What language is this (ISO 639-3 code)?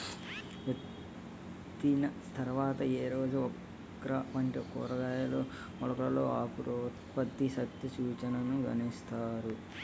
tel